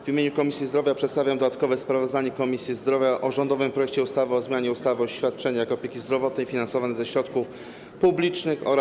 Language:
Polish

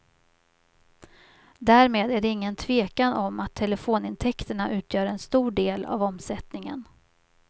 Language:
Swedish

